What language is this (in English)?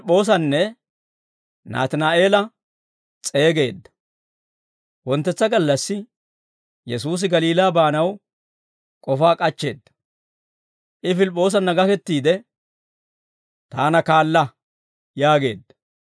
Dawro